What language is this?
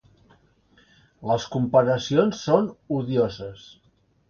Catalan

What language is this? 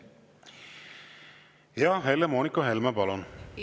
Estonian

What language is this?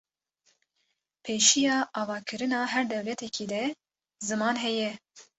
Kurdish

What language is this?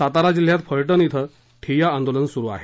Marathi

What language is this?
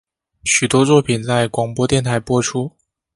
Chinese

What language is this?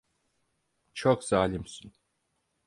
Turkish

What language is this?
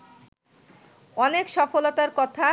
Bangla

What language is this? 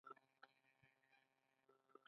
Pashto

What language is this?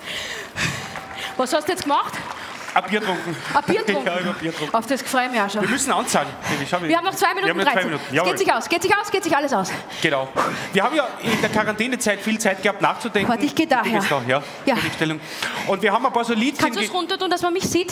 German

